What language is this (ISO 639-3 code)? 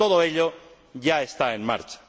spa